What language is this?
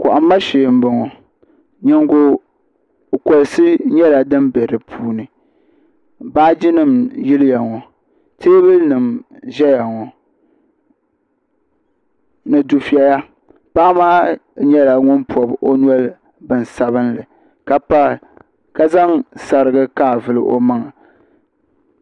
Dagbani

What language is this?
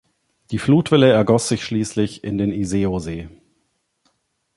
German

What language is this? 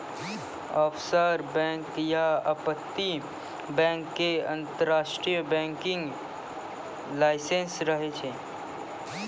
Maithili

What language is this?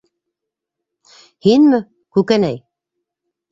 Bashkir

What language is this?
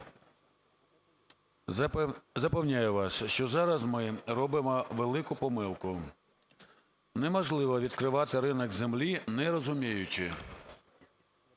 Ukrainian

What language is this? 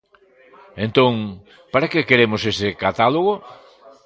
Galician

